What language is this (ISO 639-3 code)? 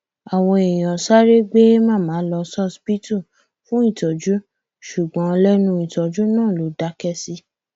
yor